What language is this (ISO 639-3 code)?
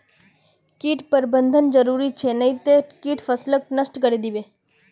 mag